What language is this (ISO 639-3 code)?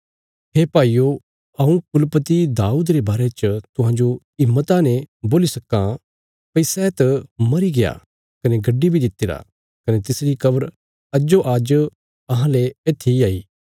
kfs